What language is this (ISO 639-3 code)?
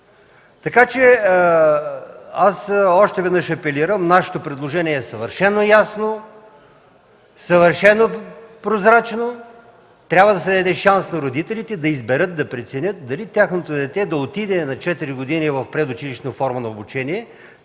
bul